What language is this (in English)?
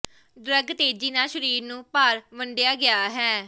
Punjabi